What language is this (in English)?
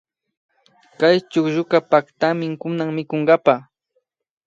Imbabura Highland Quichua